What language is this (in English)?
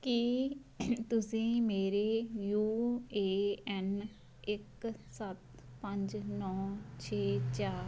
Punjabi